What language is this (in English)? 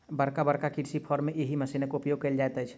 Maithili